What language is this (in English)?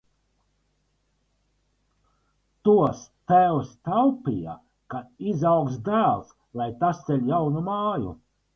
Latvian